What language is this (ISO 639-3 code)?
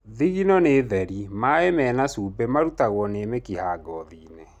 kik